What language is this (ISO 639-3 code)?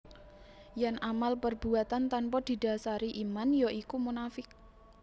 jav